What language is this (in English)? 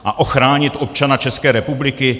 Czech